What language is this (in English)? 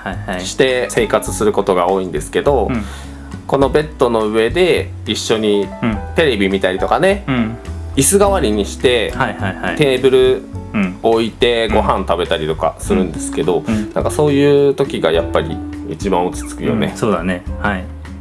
Japanese